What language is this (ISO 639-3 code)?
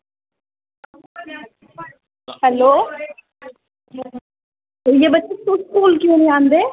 doi